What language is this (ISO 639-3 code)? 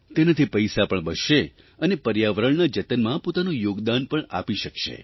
guj